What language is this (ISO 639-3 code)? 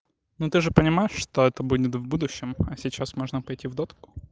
rus